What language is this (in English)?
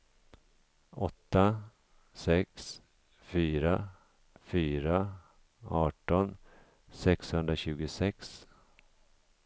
Swedish